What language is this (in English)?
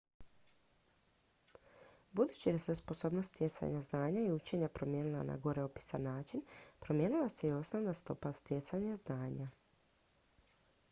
Croatian